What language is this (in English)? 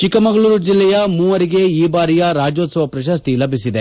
Kannada